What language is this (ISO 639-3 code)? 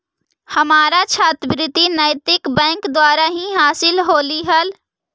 mag